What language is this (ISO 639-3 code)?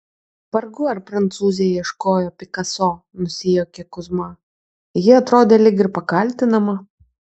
lit